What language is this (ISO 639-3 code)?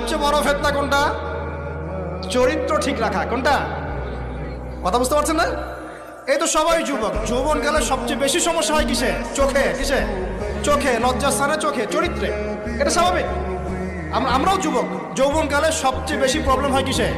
ben